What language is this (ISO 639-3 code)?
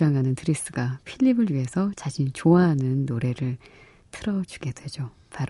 kor